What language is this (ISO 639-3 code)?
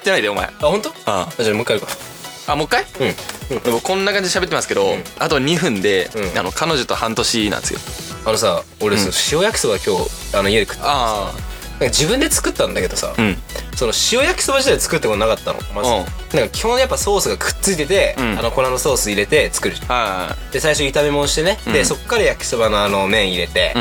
jpn